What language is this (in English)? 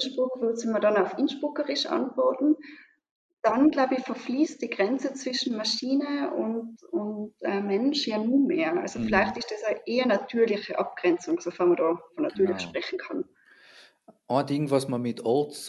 German